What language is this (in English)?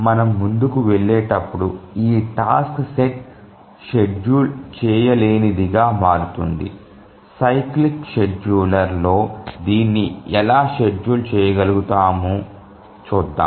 Telugu